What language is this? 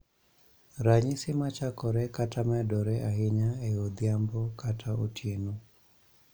Luo (Kenya and Tanzania)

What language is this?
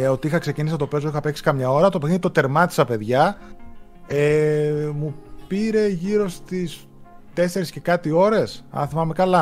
Greek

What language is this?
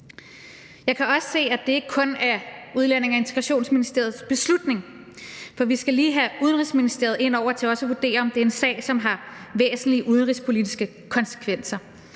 Danish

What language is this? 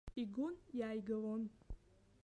Abkhazian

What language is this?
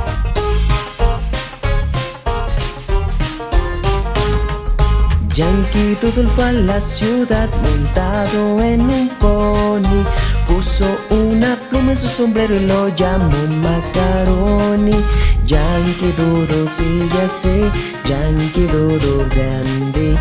Spanish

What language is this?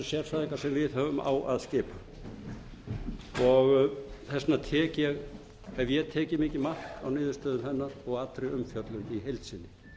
Icelandic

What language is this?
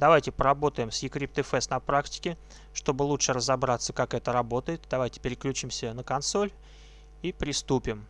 Russian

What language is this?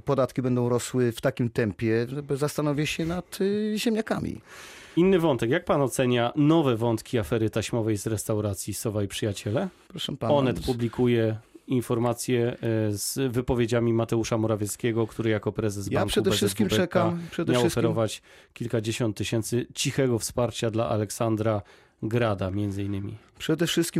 Polish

